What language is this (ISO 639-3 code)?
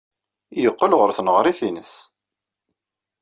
kab